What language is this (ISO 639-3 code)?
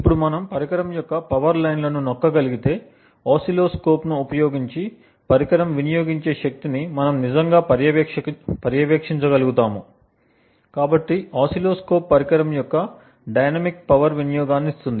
tel